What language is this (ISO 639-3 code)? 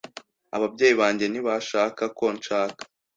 kin